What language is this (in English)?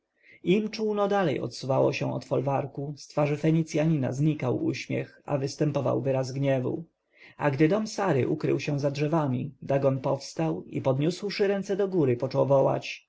Polish